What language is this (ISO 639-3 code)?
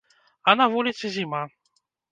bel